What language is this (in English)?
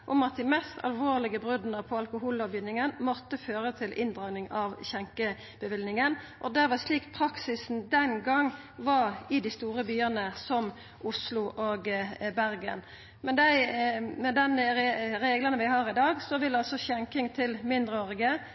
Norwegian Nynorsk